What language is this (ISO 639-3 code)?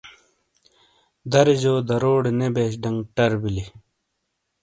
scl